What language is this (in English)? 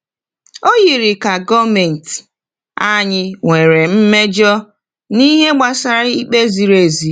Igbo